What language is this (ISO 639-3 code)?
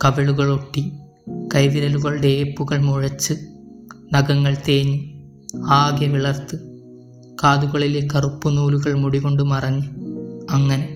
mal